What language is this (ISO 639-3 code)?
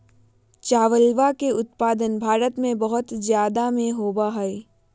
mag